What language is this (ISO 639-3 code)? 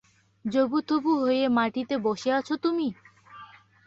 ben